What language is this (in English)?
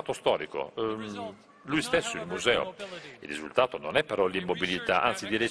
Italian